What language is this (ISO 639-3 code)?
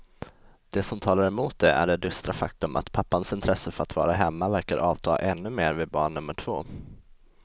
swe